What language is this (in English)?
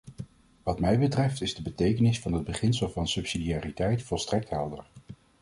Dutch